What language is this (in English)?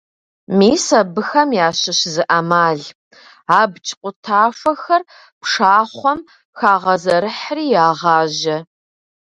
Kabardian